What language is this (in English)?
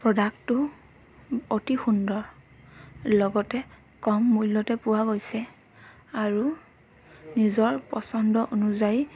Assamese